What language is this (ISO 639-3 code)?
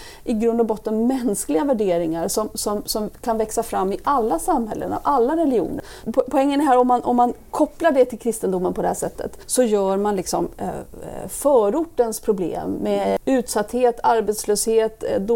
swe